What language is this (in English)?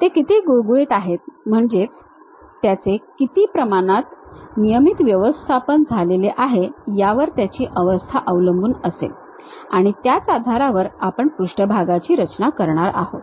Marathi